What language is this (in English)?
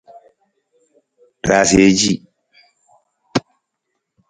Nawdm